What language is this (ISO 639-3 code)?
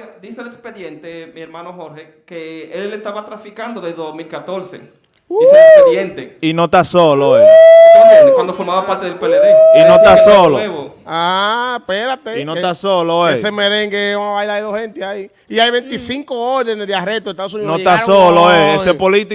spa